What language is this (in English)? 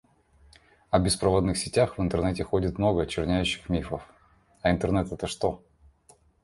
Russian